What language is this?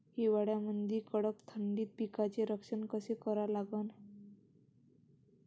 Marathi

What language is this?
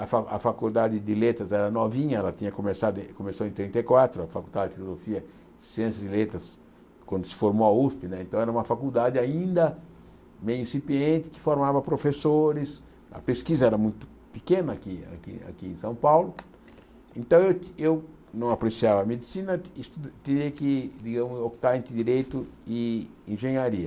Portuguese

